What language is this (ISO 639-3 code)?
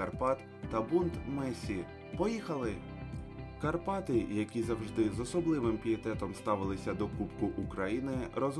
ukr